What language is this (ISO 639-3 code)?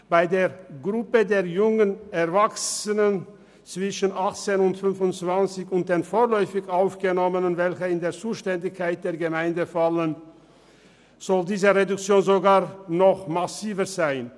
gsw